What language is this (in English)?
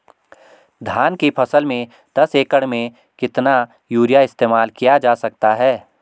Hindi